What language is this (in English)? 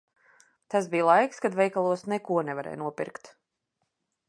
Latvian